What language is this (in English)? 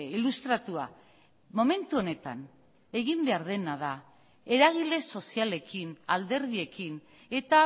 Basque